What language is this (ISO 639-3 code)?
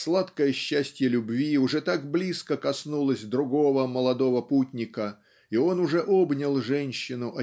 rus